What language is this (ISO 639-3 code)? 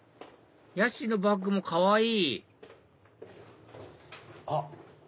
jpn